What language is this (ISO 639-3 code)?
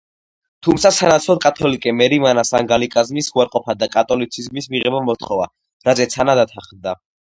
kat